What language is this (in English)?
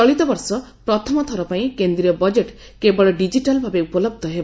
Odia